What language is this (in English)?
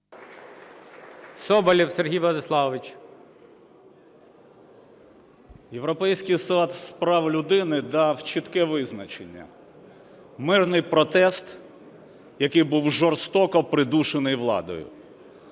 Ukrainian